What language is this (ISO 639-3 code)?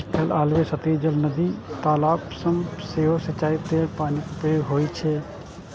mai